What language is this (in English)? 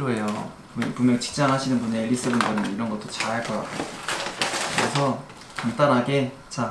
Korean